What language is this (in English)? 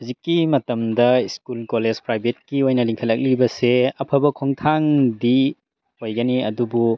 Manipuri